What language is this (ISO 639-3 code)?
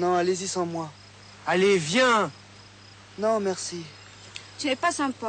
fra